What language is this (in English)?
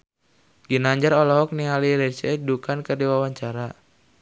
Sundanese